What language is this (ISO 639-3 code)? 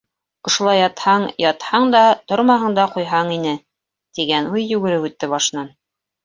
bak